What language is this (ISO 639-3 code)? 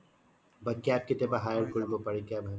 asm